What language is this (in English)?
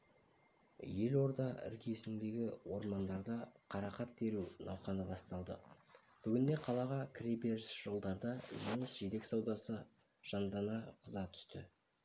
Kazakh